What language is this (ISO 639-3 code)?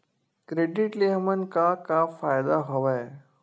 hne